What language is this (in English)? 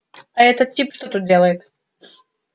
Russian